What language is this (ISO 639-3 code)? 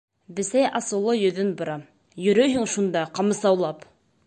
bak